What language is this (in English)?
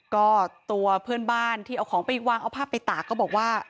Thai